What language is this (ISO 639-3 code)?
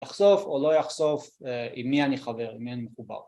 heb